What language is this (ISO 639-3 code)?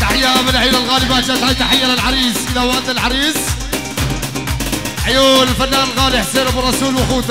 ara